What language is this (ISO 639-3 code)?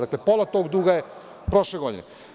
srp